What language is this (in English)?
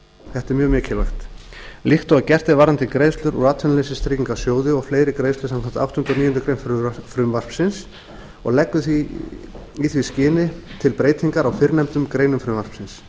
Icelandic